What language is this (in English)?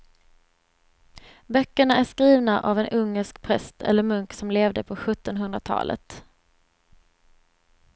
Swedish